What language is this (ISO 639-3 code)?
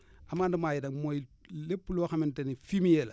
wol